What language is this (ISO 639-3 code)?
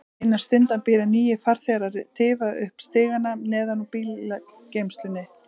isl